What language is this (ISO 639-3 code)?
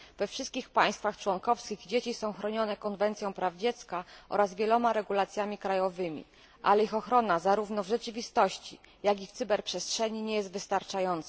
pol